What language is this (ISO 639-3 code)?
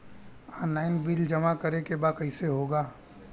bho